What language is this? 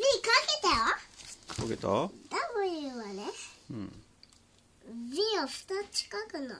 Japanese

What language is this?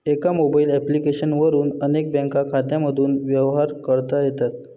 Marathi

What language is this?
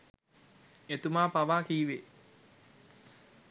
Sinhala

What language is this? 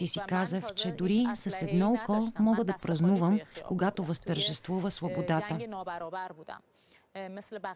Bulgarian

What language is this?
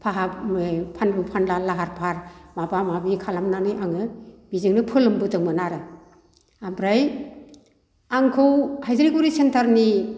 Bodo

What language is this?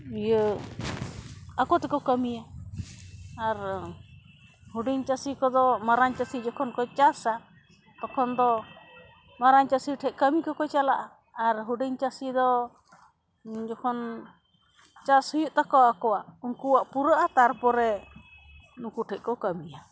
Santali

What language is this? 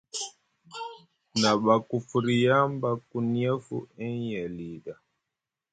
Musgu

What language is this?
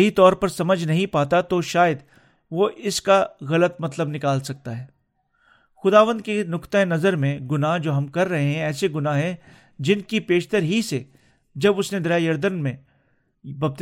Urdu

